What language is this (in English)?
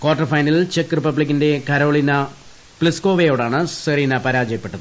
Malayalam